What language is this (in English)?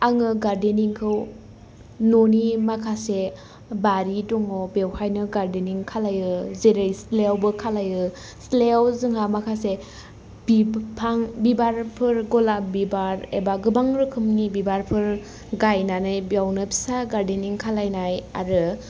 Bodo